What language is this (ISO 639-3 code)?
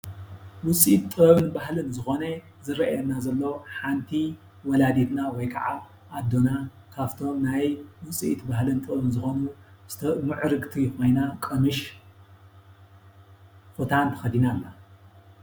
tir